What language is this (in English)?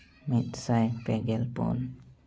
Santali